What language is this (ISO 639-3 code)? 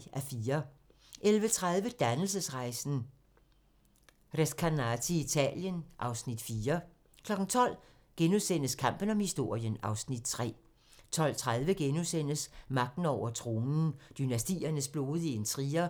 dan